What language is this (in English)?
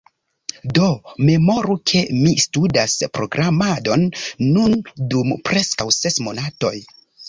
Esperanto